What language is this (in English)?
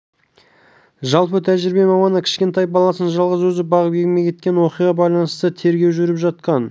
Kazakh